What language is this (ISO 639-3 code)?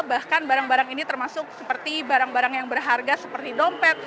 ind